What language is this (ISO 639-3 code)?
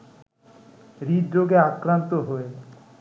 ben